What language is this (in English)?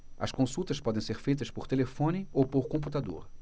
Portuguese